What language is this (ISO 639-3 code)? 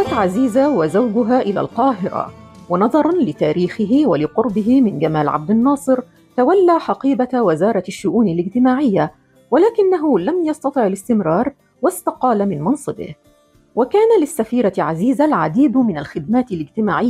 ara